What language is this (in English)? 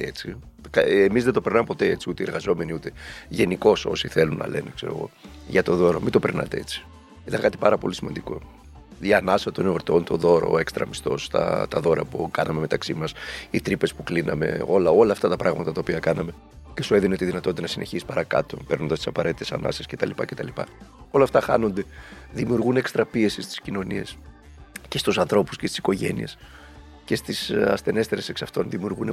Greek